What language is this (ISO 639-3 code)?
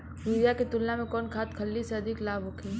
bho